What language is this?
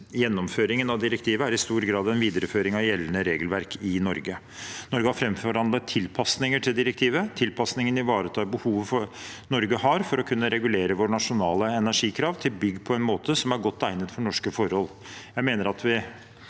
Norwegian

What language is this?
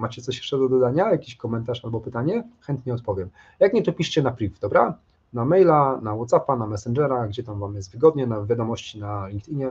Polish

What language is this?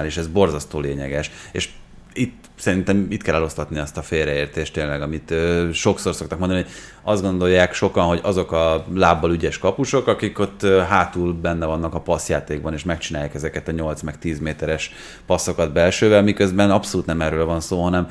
Hungarian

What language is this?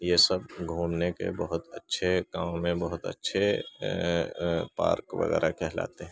Urdu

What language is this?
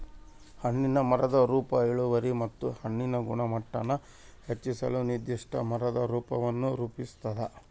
Kannada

